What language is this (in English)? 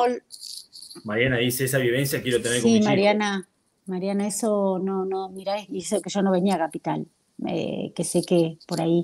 Spanish